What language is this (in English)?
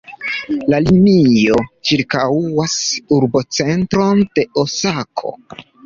Esperanto